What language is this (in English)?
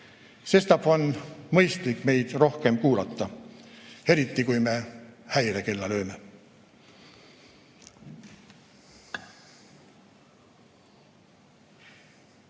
Estonian